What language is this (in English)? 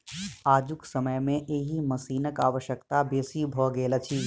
Maithili